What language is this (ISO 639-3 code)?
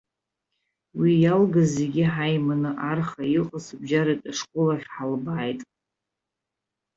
abk